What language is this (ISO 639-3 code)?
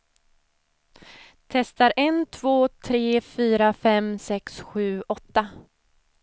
swe